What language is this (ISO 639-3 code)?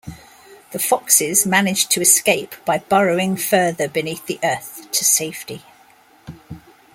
eng